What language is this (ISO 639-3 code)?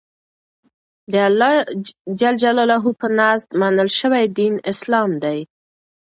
pus